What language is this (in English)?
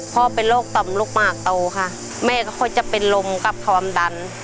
Thai